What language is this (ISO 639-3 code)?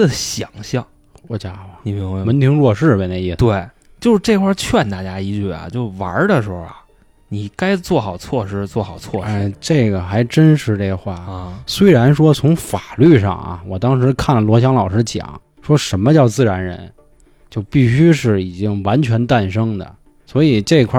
zho